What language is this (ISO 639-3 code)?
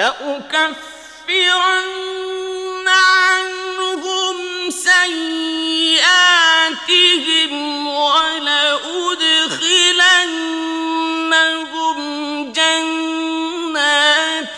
ara